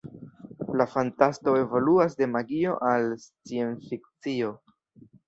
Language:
Esperanto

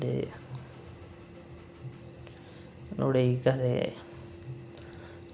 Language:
Dogri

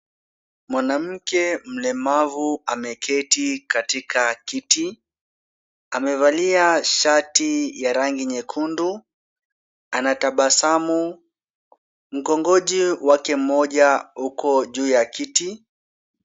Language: Swahili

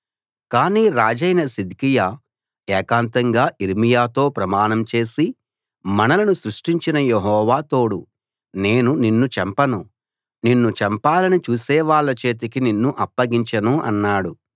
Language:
Telugu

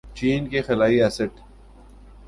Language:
Urdu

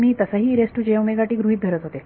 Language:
Marathi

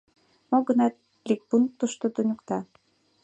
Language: Mari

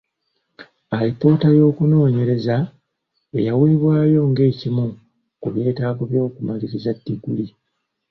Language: Ganda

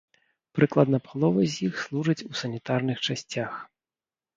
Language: Belarusian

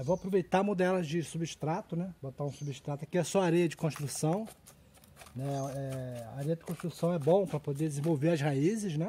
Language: Portuguese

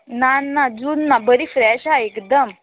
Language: Konkani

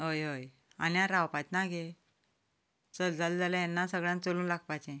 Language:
Konkani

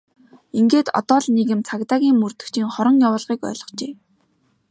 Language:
Mongolian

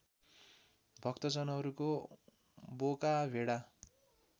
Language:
Nepali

